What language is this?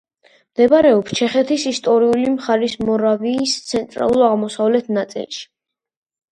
Georgian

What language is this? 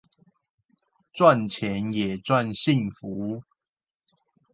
Chinese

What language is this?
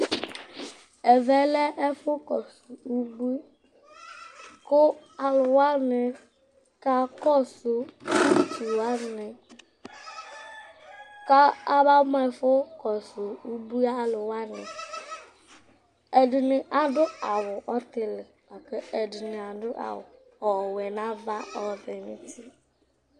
Ikposo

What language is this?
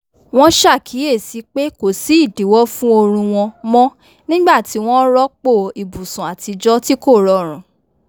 Yoruba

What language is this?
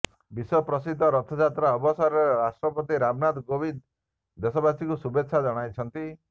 Odia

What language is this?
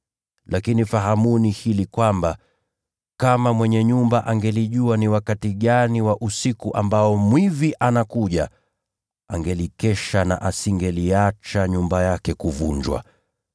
Swahili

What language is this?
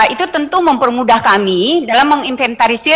Indonesian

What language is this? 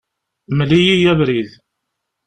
Kabyle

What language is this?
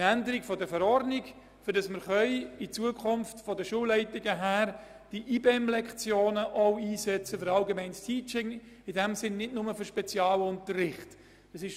Swiss German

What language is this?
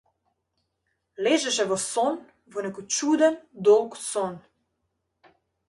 Macedonian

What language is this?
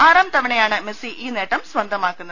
Malayalam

